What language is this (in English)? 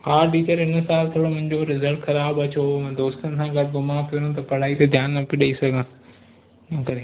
Sindhi